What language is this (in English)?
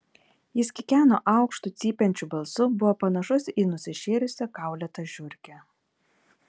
Lithuanian